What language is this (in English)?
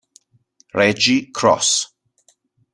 Italian